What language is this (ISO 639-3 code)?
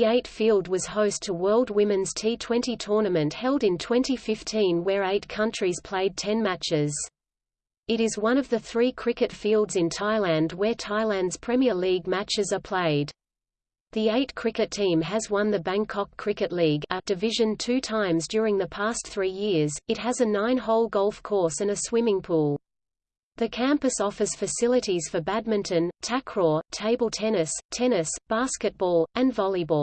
eng